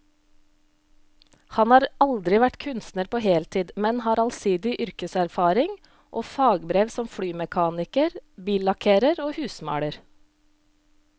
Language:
Norwegian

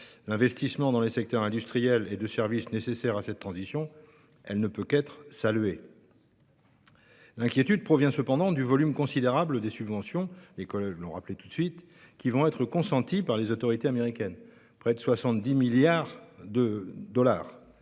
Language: French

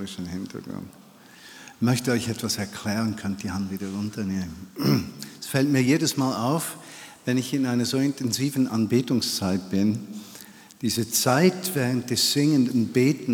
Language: German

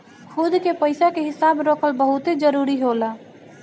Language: Bhojpuri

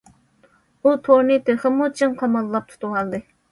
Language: Uyghur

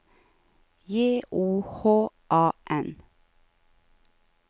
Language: Norwegian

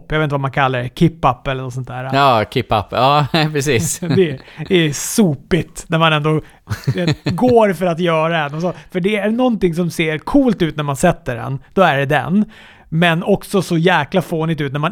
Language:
Swedish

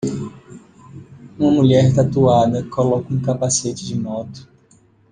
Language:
Portuguese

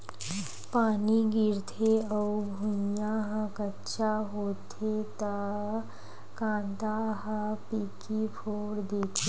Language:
Chhattisgarhi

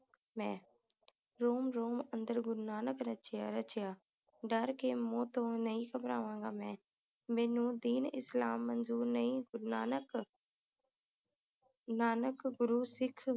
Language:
Punjabi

